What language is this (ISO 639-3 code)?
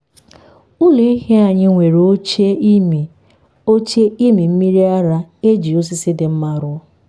ibo